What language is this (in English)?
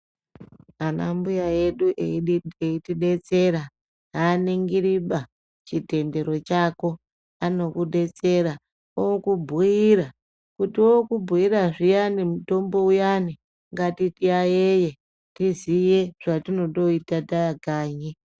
Ndau